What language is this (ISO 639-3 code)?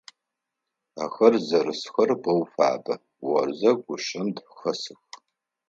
ady